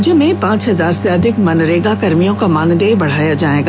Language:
Hindi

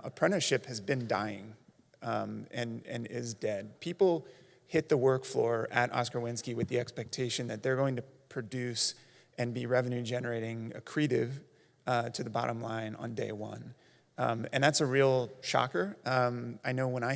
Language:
English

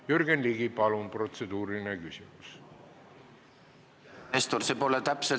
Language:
Estonian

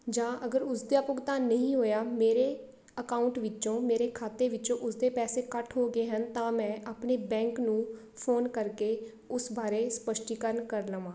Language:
Punjabi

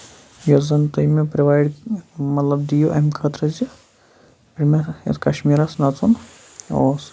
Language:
Kashmiri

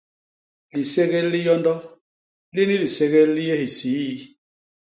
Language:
Basaa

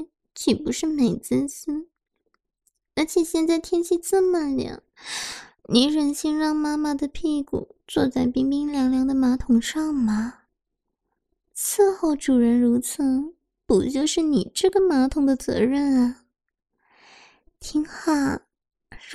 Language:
Chinese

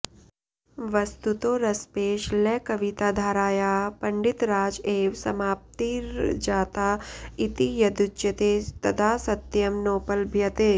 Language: Sanskrit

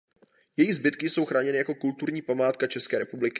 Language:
Czech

